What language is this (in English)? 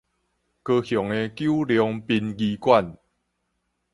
Min Nan Chinese